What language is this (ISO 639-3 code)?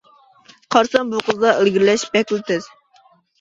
uig